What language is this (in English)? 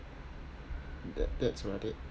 English